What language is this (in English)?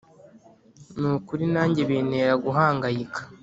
Kinyarwanda